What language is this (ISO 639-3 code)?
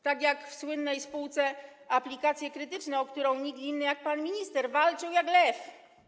pol